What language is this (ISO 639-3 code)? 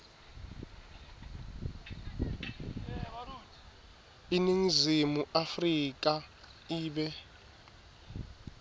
ssw